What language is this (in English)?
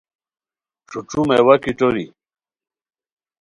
Khowar